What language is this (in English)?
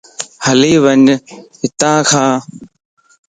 Lasi